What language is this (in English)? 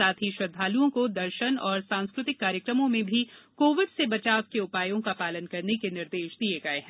Hindi